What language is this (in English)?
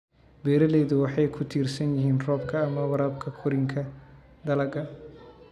Somali